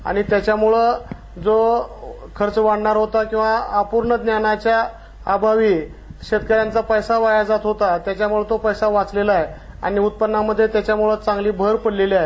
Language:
Marathi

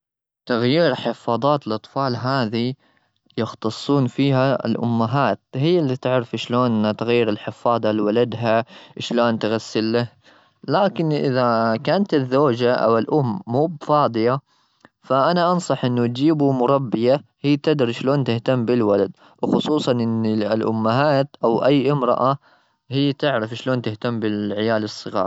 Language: Gulf Arabic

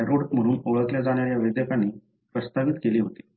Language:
Marathi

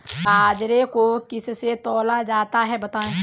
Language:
Hindi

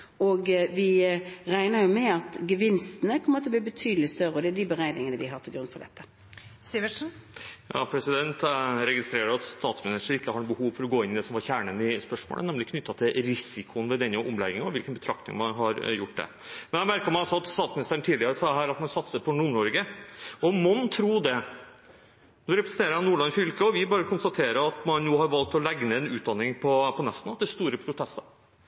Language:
Norwegian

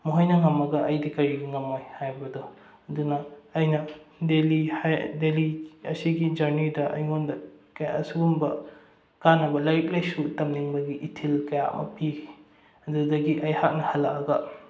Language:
Manipuri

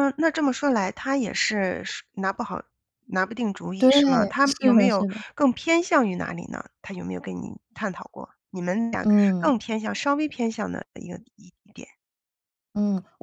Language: Chinese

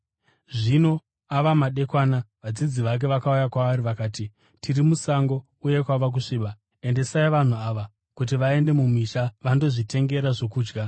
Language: Shona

